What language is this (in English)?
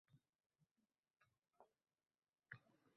Uzbek